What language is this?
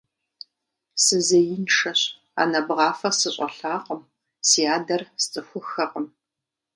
Kabardian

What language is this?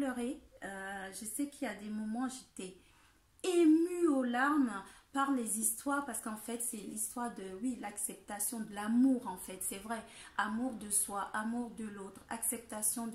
French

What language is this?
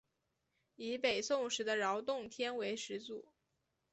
Chinese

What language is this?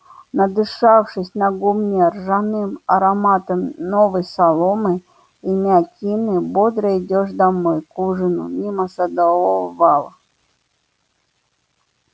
Russian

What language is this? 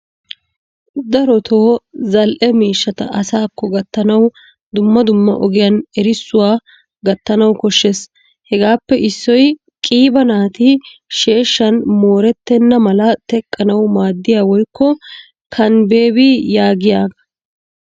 Wolaytta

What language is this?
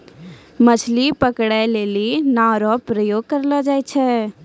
Maithili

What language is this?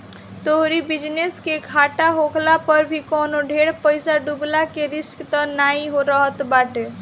Bhojpuri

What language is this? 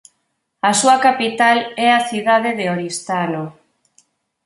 Galician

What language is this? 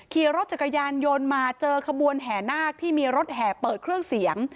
Thai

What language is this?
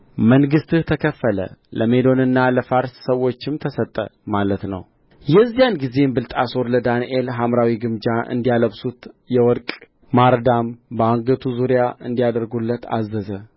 Amharic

